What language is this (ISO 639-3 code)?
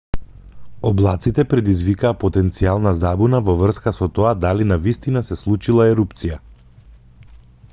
mkd